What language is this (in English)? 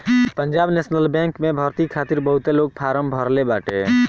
Bhojpuri